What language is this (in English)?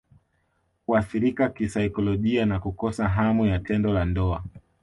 Swahili